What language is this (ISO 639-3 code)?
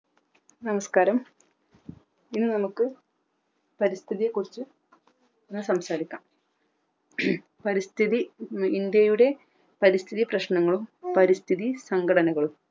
mal